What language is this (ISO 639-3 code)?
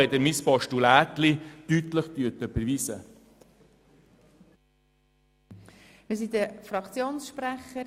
gsw